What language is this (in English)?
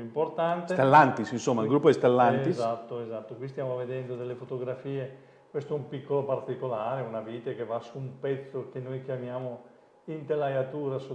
Italian